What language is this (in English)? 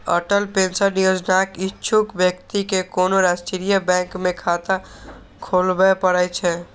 Maithili